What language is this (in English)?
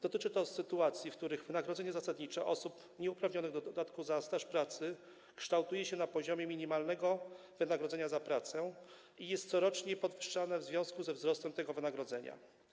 Polish